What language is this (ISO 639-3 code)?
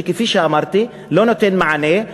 heb